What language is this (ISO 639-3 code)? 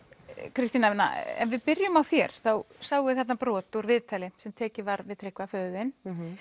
isl